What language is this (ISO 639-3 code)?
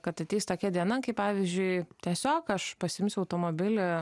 lit